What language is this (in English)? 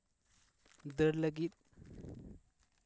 Santali